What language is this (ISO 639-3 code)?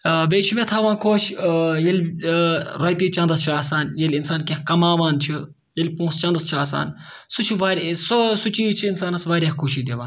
kas